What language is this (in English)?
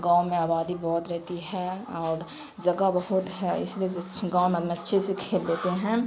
Urdu